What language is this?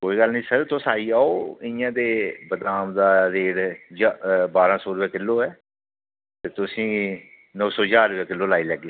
Dogri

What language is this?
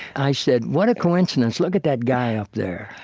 English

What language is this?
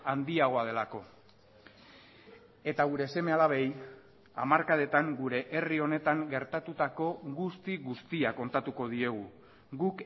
Basque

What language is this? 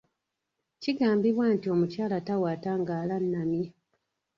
Ganda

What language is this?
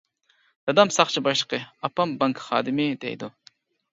Uyghur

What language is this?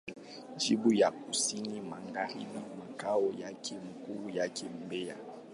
Swahili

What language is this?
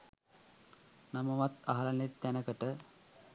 Sinhala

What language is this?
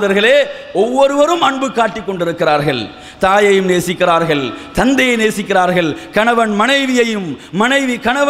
Indonesian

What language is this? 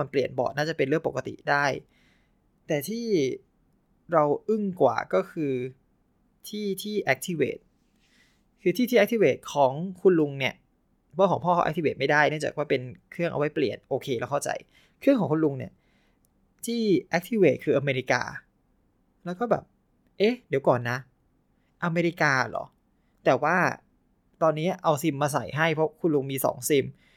Thai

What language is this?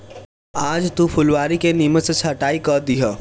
Bhojpuri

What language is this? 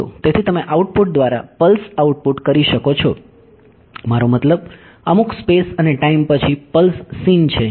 Gujarati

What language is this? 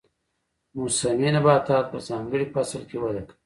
Pashto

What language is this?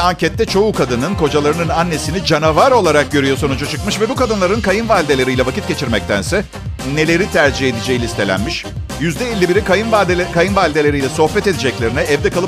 Turkish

